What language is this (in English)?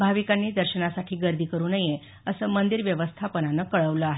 Marathi